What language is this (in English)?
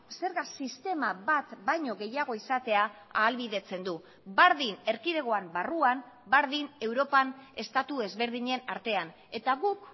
Basque